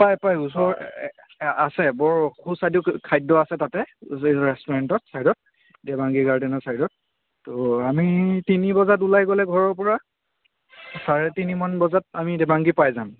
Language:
Assamese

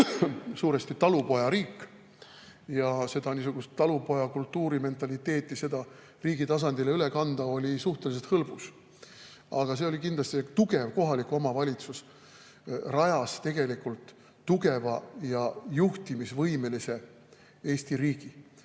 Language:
Estonian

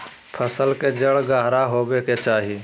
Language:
Magahi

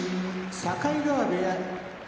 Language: Japanese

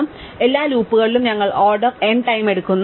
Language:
Malayalam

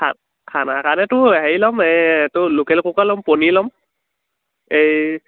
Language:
Assamese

